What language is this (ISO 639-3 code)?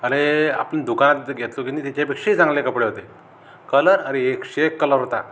mar